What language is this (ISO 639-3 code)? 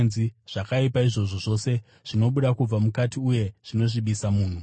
sna